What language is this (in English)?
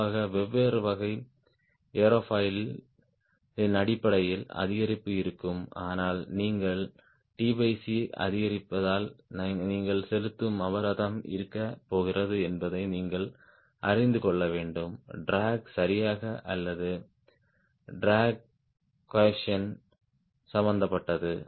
Tamil